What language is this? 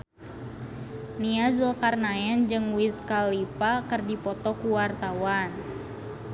Sundanese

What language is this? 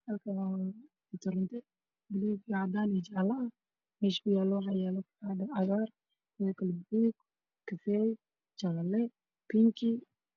Somali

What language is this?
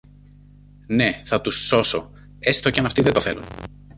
Greek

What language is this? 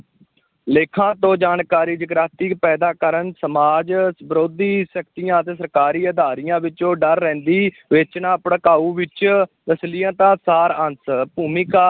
Punjabi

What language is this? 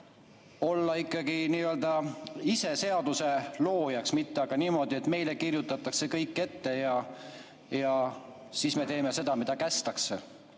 Estonian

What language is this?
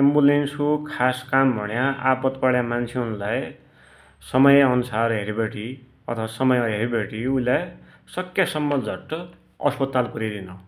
Dotyali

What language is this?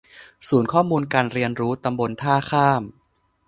Thai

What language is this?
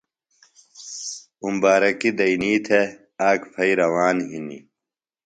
Phalura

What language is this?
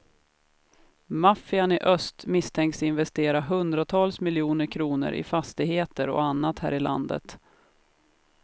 Swedish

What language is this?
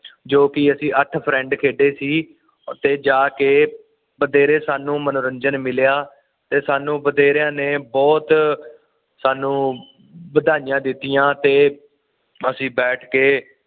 Punjabi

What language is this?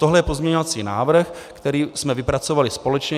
Czech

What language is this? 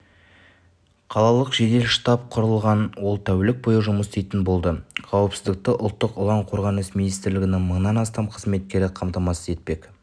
Kazakh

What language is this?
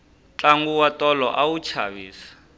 Tsonga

